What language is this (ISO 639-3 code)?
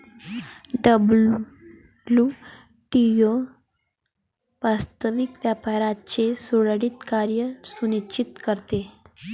mar